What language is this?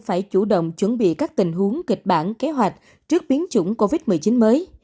Vietnamese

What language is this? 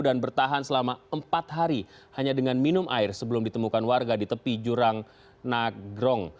Indonesian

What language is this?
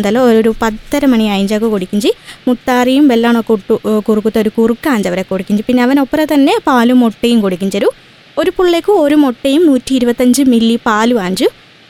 Malayalam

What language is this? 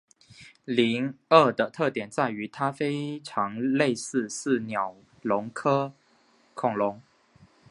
Chinese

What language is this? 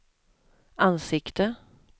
Swedish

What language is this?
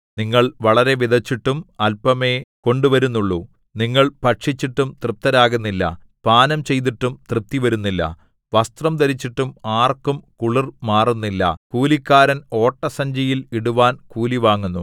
Malayalam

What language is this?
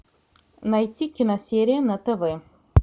Russian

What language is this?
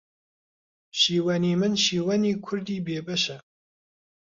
Central Kurdish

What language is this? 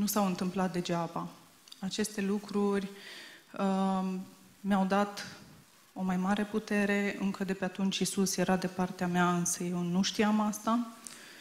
Romanian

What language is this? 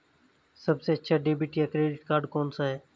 Hindi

